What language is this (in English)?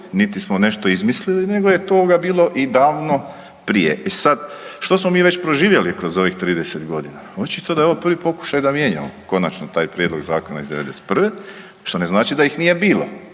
Croatian